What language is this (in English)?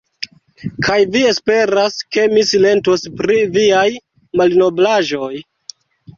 Esperanto